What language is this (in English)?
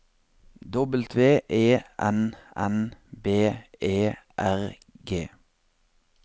Norwegian